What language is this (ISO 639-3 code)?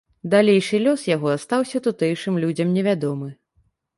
bel